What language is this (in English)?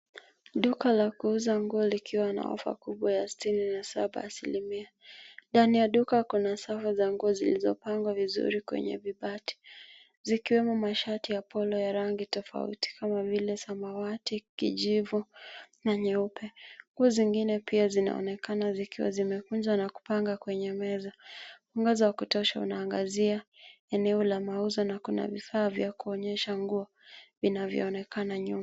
Swahili